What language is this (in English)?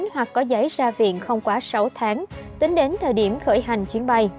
Vietnamese